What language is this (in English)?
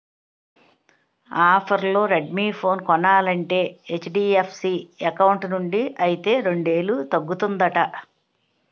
Telugu